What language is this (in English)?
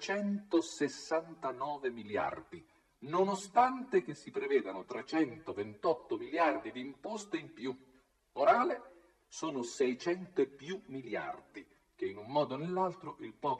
Italian